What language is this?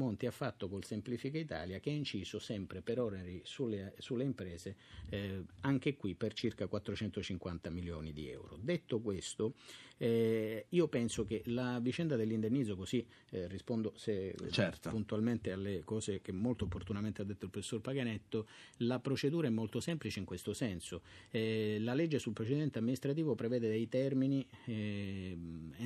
Italian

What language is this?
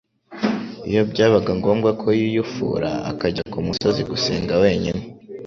Kinyarwanda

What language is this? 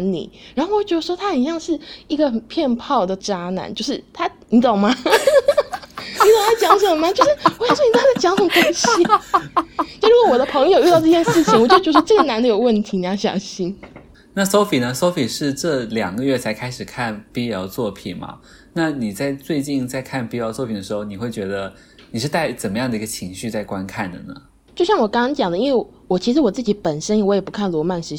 Chinese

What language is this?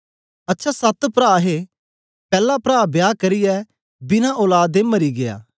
Dogri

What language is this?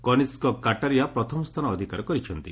Odia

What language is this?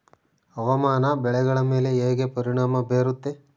Kannada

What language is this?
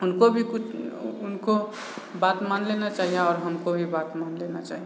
Maithili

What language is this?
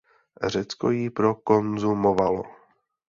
Czech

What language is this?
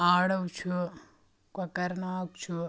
Kashmiri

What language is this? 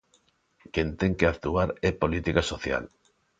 Galician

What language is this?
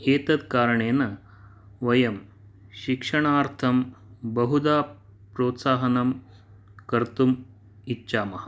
Sanskrit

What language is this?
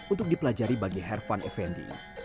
Indonesian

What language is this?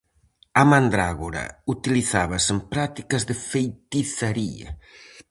Galician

